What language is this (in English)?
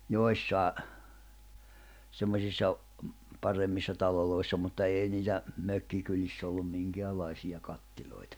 Finnish